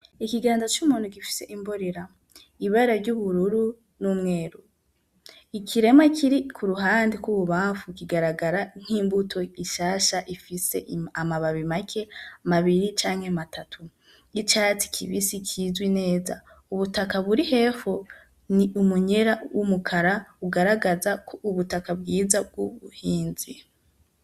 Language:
Rundi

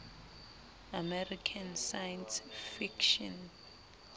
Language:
Southern Sotho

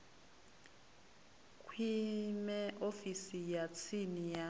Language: Venda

